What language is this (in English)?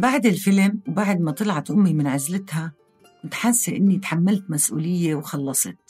Arabic